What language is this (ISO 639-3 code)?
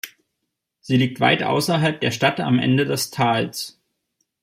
deu